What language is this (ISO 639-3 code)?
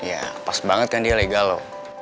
ind